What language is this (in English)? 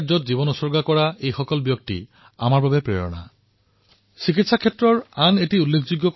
Assamese